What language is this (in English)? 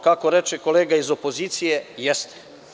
Serbian